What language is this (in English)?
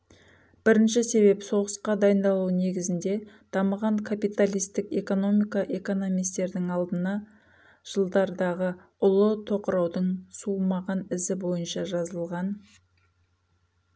Kazakh